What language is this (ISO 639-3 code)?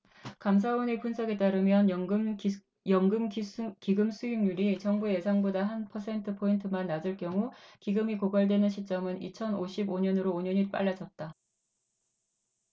kor